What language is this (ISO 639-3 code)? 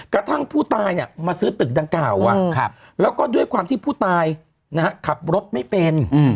tha